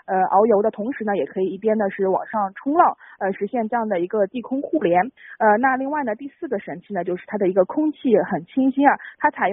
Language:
Chinese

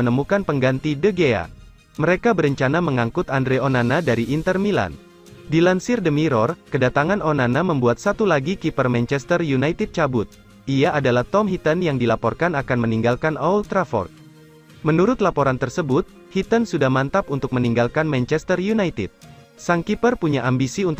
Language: Indonesian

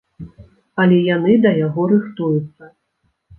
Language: Belarusian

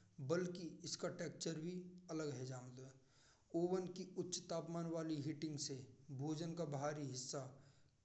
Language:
Braj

